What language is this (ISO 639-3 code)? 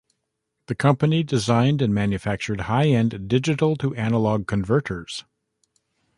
eng